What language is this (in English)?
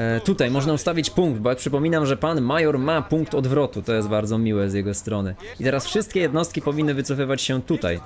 Polish